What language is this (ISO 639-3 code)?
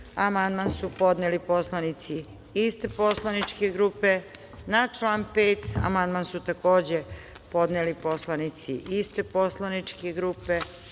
srp